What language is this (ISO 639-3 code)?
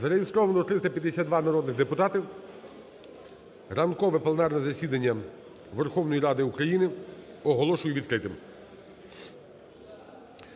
ukr